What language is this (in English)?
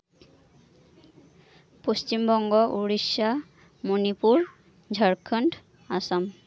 Santali